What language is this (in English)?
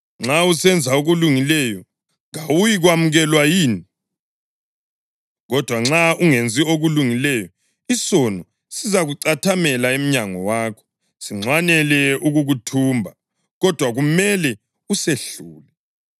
North Ndebele